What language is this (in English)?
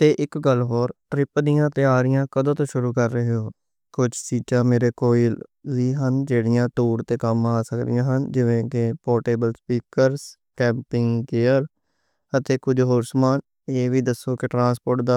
Western Panjabi